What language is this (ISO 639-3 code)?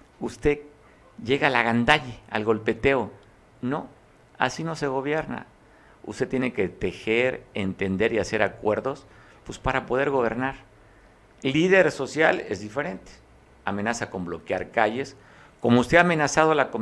spa